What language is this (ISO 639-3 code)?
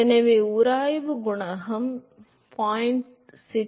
tam